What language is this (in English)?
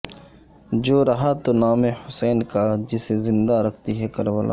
Urdu